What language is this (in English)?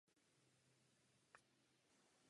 Czech